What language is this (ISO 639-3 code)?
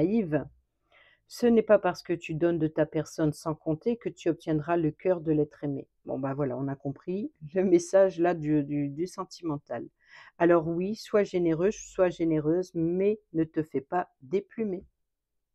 fra